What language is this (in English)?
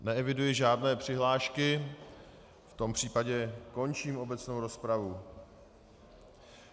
Czech